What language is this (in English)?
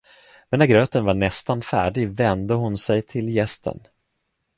Swedish